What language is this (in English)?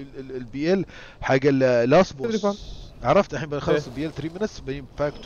Arabic